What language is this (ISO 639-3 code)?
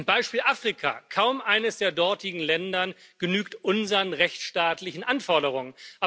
deu